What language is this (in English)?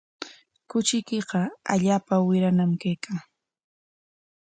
Corongo Ancash Quechua